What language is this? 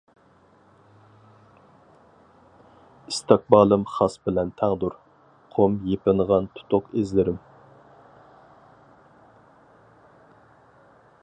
Uyghur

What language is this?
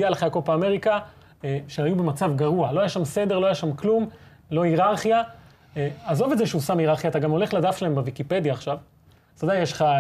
Hebrew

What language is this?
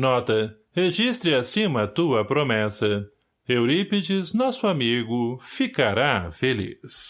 Portuguese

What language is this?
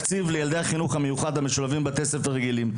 Hebrew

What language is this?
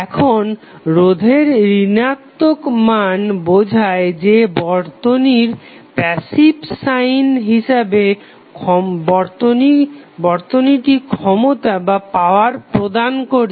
Bangla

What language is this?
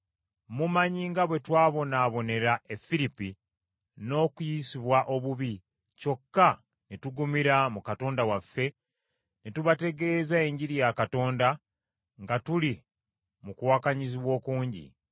Ganda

